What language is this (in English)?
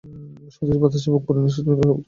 Bangla